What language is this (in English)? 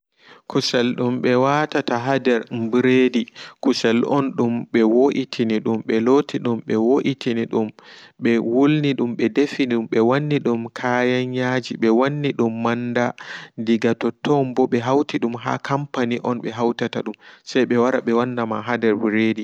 Fula